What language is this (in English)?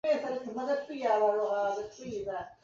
Chinese